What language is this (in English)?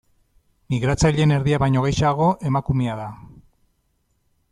Basque